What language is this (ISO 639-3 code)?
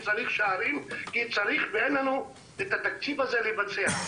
heb